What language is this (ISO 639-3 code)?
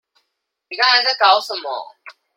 zho